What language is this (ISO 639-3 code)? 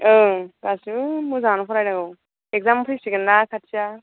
brx